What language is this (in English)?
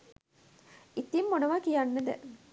Sinhala